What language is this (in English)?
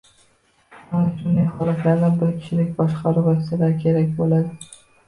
Uzbek